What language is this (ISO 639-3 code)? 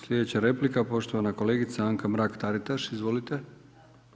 hrv